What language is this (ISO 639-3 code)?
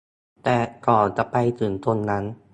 tha